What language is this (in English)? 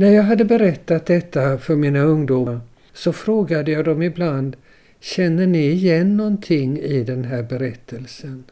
Swedish